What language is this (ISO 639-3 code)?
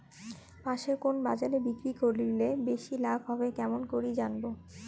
ben